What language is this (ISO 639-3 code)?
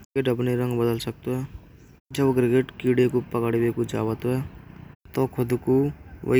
bra